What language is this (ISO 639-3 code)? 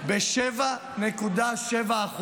heb